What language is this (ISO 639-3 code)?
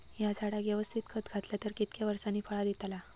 mar